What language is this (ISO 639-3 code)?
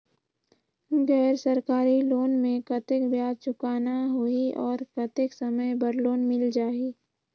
hne